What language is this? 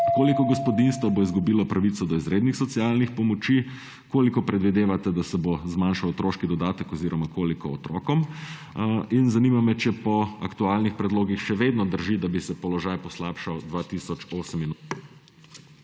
Slovenian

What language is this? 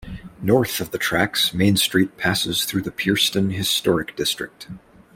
English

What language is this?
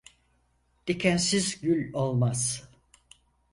Turkish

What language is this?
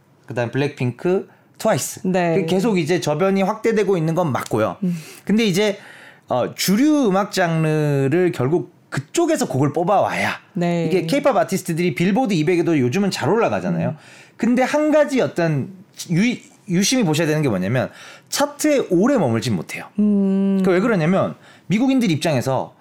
Korean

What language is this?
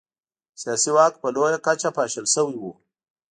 Pashto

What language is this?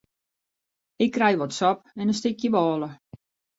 Western Frisian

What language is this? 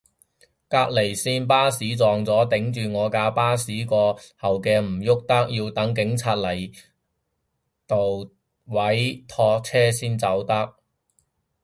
Cantonese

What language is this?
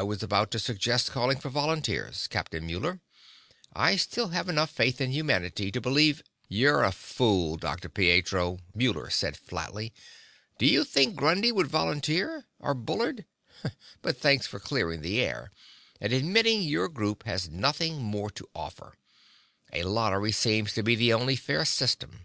English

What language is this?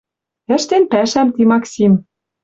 Western Mari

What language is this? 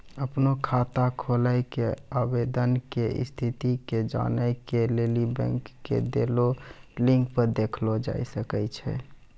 Maithili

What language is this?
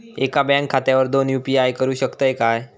Marathi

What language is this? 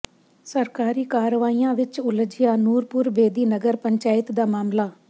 Punjabi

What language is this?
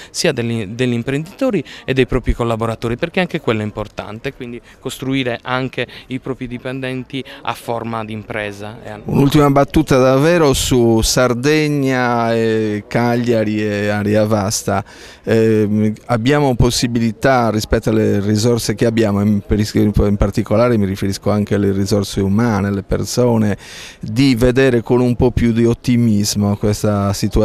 Italian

